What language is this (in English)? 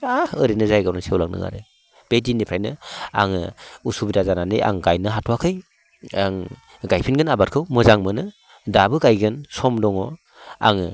Bodo